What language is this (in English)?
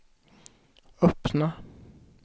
Swedish